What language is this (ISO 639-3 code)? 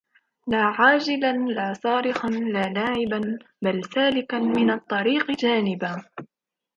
ara